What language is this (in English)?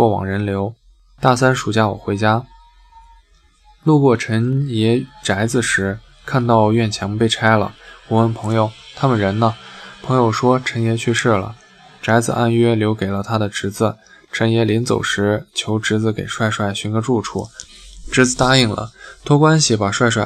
Chinese